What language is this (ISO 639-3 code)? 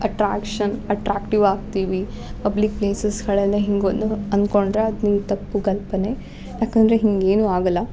kan